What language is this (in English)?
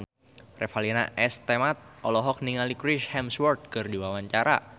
Sundanese